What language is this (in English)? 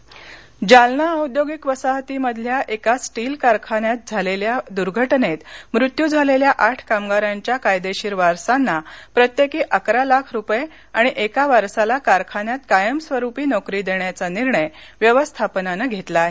Marathi